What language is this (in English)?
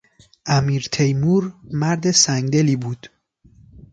Persian